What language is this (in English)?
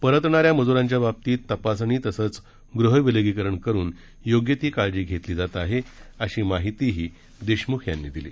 Marathi